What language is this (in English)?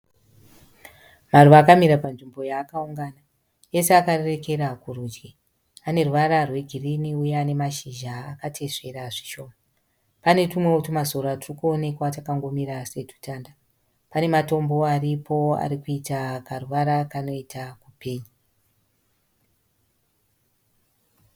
Shona